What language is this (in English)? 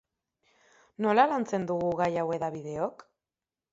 Basque